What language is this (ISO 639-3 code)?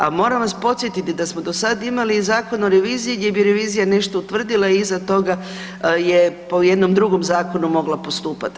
hrv